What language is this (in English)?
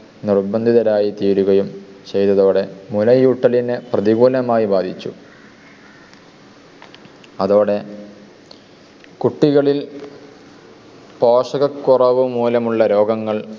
Malayalam